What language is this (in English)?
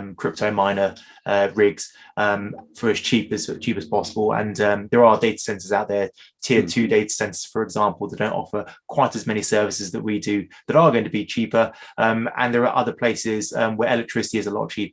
English